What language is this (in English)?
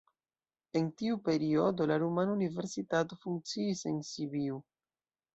Esperanto